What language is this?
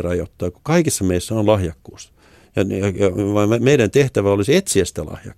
Finnish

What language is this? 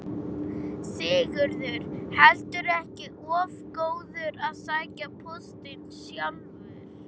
Icelandic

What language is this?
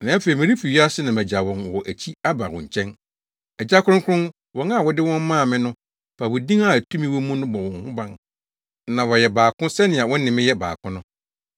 Akan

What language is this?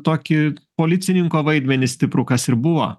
Lithuanian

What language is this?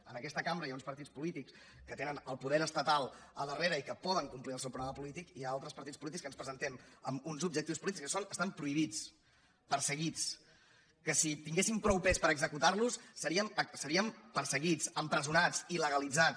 Catalan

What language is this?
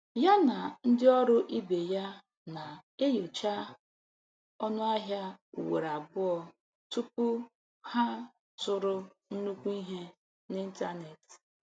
Igbo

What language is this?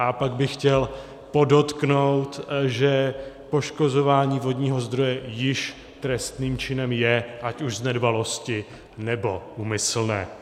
Czech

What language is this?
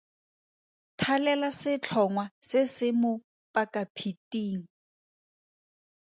Tswana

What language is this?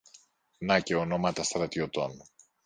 Greek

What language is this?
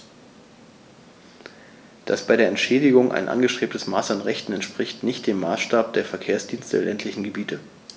German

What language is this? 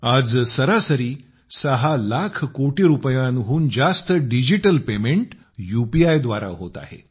Marathi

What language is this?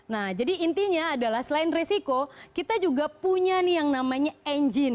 Indonesian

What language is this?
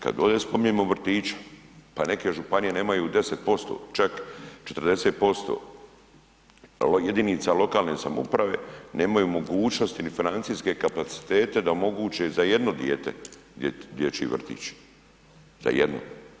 Croatian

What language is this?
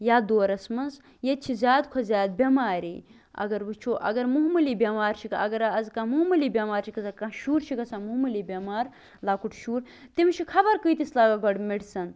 Kashmiri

